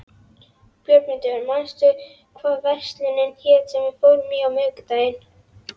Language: Icelandic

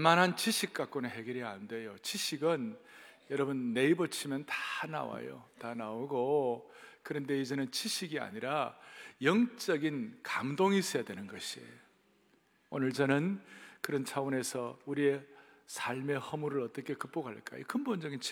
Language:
Korean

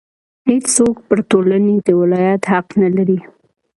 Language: Pashto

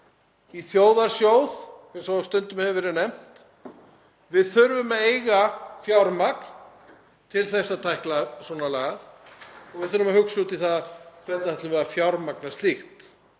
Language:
Icelandic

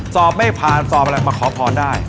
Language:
Thai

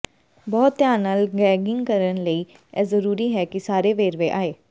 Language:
Punjabi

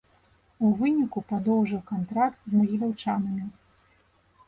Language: Belarusian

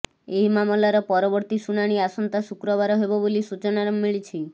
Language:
Odia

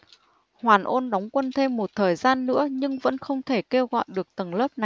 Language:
Vietnamese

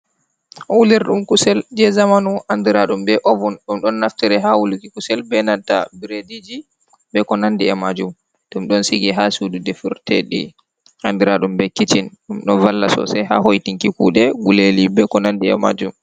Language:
Fula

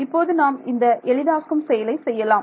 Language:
Tamil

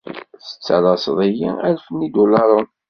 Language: Kabyle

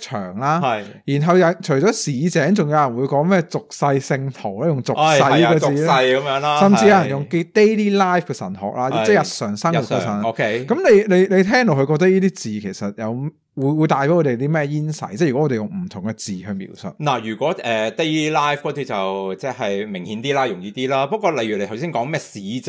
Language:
Chinese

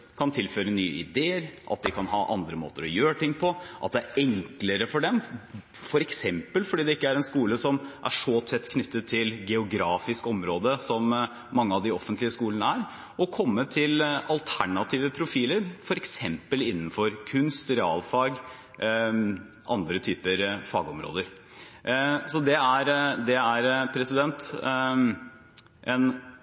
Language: Norwegian Bokmål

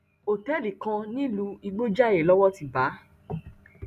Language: Yoruba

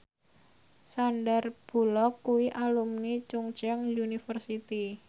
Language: Javanese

